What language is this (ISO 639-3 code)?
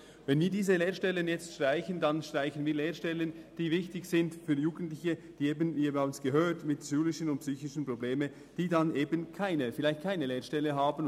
gsw